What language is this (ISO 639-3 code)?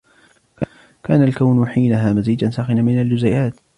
ara